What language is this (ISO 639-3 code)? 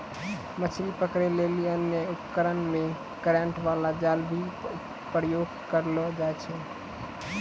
mai